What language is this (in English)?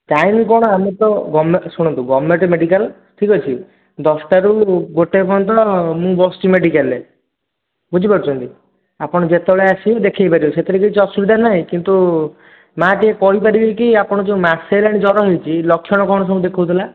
Odia